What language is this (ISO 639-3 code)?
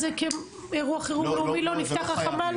heb